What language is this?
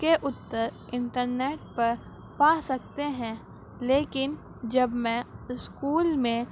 Urdu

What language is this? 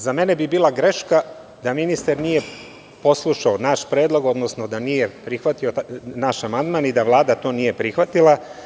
Serbian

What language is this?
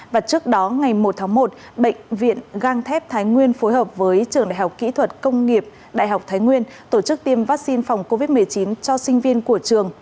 Vietnamese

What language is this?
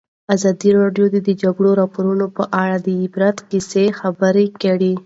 Pashto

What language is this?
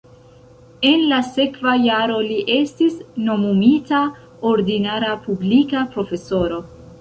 Esperanto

